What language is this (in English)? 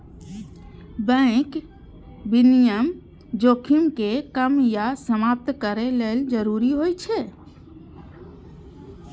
Maithili